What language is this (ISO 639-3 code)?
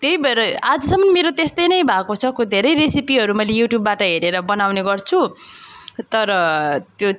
nep